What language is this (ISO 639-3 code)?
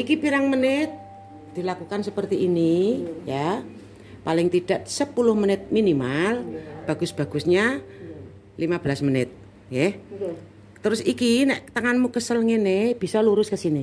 ind